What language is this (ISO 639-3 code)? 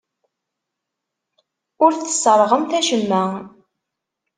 kab